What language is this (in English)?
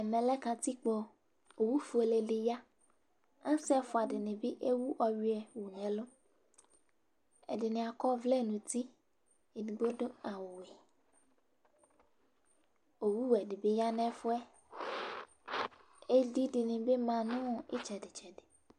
Ikposo